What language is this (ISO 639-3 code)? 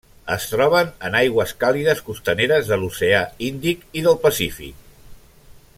cat